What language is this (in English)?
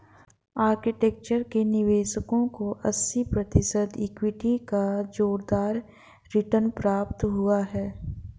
Hindi